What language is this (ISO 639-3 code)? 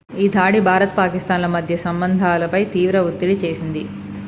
tel